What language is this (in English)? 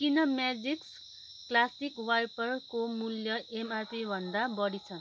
Nepali